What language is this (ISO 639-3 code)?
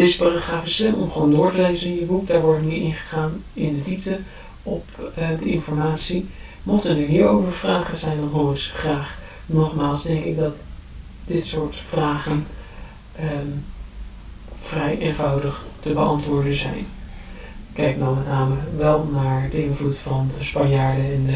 nld